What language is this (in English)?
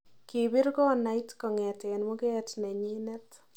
Kalenjin